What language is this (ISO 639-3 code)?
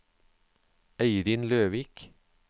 nor